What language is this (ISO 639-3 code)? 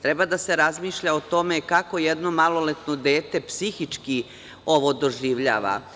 srp